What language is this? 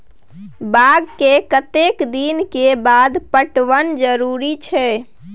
Maithili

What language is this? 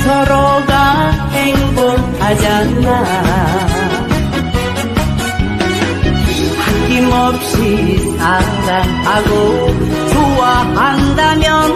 Korean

